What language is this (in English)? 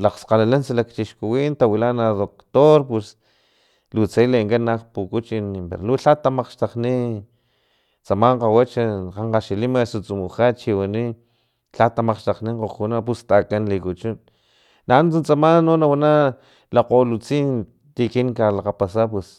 Filomena Mata-Coahuitlán Totonac